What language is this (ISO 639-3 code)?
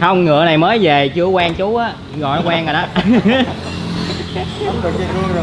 vie